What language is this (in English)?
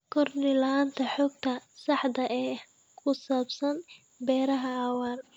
Somali